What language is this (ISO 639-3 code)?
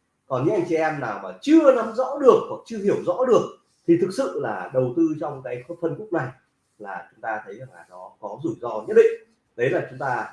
vie